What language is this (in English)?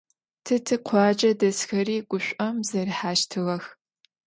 Adyghe